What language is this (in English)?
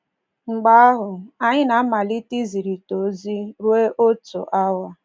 Igbo